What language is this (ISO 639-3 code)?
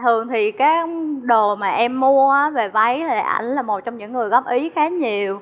vie